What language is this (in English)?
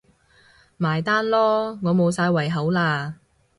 Cantonese